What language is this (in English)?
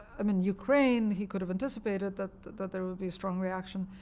English